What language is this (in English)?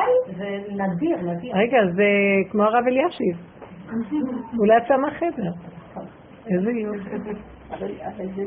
Hebrew